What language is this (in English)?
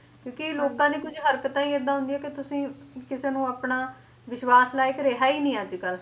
Punjabi